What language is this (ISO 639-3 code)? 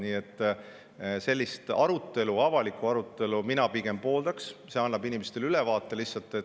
est